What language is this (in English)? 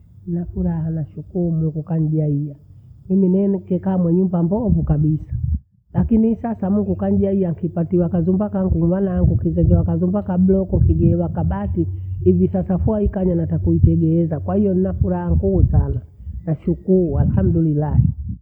Bondei